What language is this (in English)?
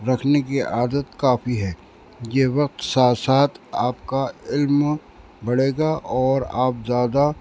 Urdu